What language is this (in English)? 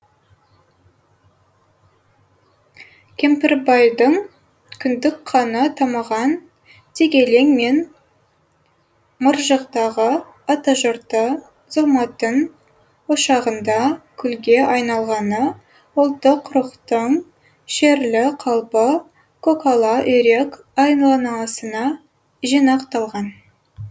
Kazakh